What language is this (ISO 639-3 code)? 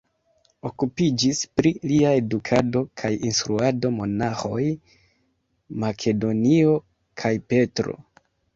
epo